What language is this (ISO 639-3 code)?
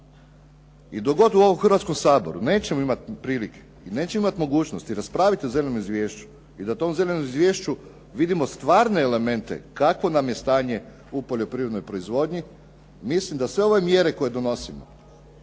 hrv